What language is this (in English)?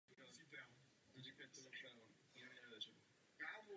Czech